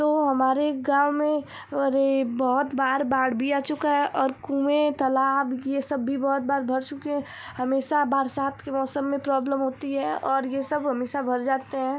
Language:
Hindi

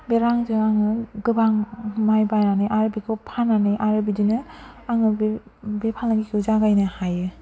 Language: Bodo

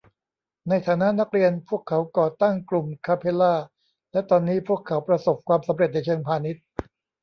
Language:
Thai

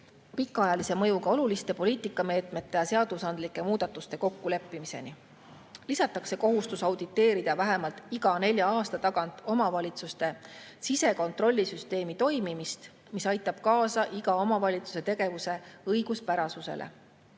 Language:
Estonian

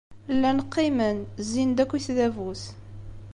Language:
Kabyle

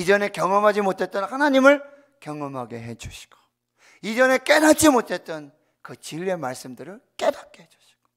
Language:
Korean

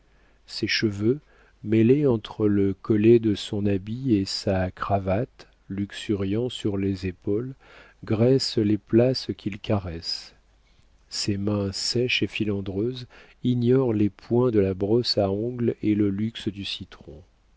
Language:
French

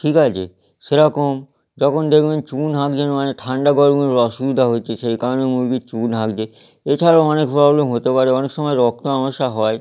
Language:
Bangla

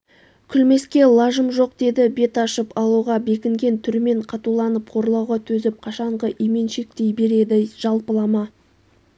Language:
Kazakh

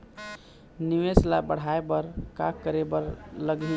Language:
Chhattisgarhi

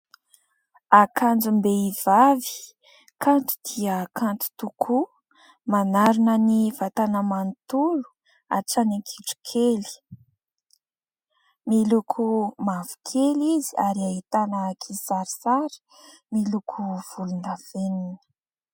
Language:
Malagasy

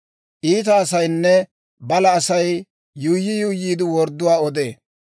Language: Dawro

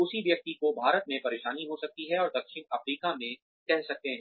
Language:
Hindi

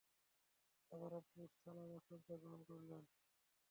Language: Bangla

